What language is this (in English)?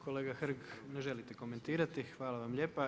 Croatian